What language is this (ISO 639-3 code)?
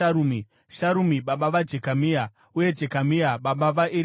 sna